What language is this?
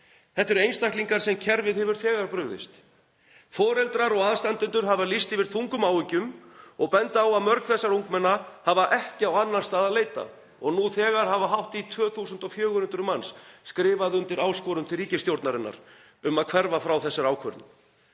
Icelandic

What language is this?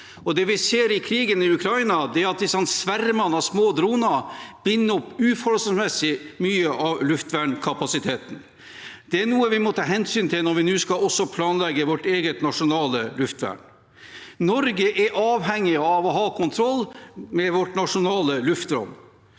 Norwegian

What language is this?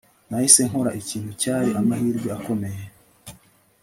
Kinyarwanda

